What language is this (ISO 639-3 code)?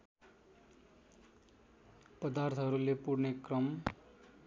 nep